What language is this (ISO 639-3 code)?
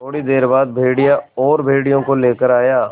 hin